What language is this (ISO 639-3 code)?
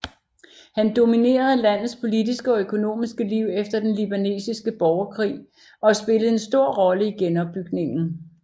dan